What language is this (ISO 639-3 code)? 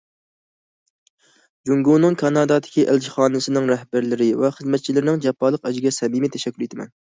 uig